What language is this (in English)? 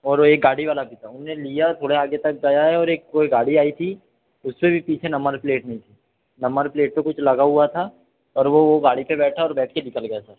Hindi